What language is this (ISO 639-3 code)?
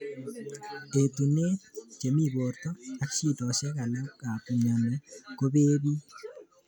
kln